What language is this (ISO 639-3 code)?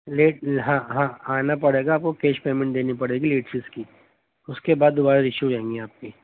urd